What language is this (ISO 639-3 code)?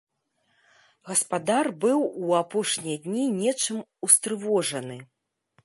bel